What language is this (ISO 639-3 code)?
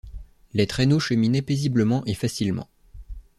fra